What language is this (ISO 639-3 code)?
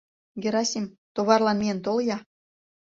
chm